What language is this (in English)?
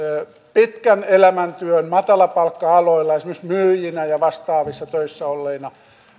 Finnish